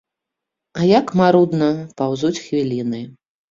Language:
Belarusian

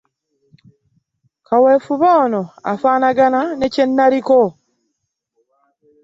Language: Ganda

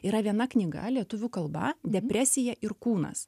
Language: Lithuanian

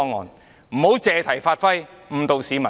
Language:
Cantonese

